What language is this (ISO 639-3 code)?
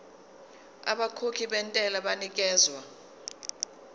zul